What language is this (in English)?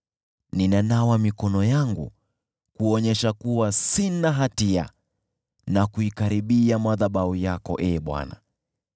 Swahili